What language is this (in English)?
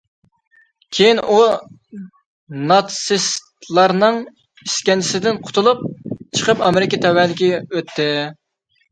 Uyghur